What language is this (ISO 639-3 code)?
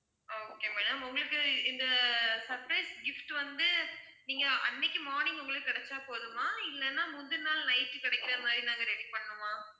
tam